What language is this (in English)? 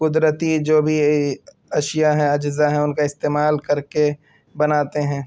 Urdu